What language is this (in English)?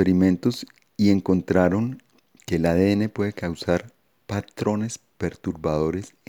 Spanish